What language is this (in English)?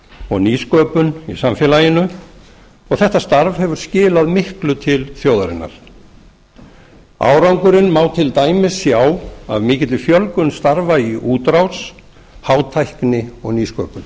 Icelandic